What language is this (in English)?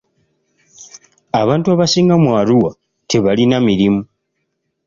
Ganda